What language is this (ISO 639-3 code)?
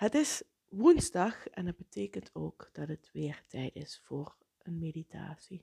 nld